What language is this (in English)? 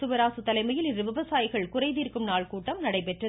Tamil